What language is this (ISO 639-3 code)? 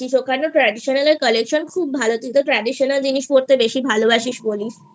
ben